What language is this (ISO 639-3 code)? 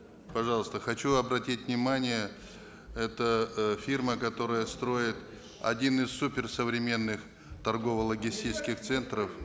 kaz